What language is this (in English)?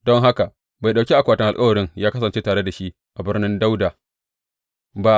Hausa